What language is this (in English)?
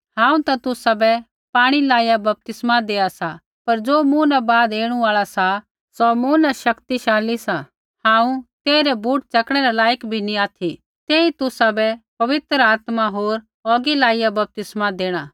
Kullu Pahari